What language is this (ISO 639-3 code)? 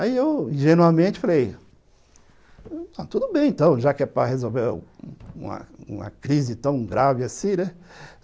por